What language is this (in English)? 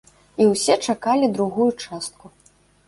Belarusian